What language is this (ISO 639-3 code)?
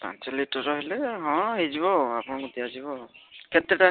ori